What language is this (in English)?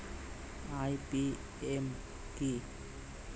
Bangla